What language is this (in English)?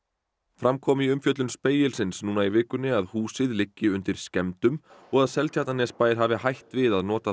Icelandic